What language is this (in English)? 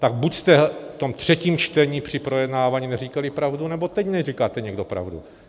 Czech